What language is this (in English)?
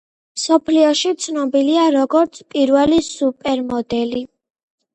Georgian